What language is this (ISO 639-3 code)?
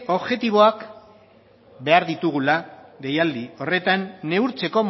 eus